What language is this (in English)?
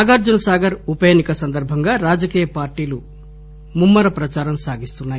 Telugu